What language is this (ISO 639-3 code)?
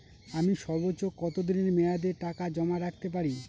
ben